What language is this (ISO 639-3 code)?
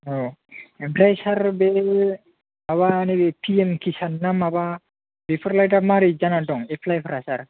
brx